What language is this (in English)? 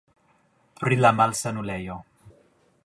Esperanto